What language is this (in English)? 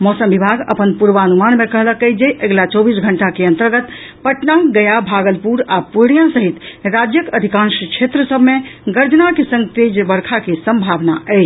Maithili